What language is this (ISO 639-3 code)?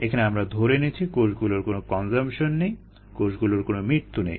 ben